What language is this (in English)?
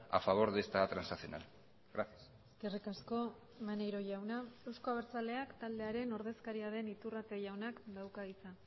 Basque